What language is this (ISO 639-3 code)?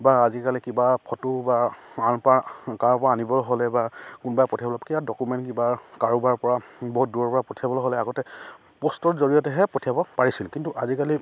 asm